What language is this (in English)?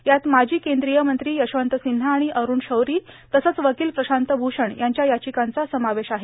Marathi